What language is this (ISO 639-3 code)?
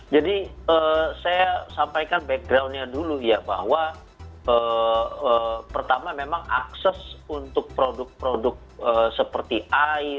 ind